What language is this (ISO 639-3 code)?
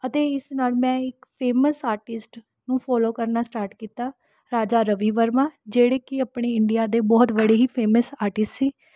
pan